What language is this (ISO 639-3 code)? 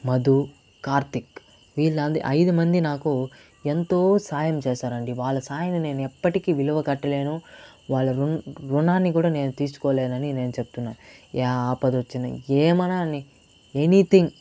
tel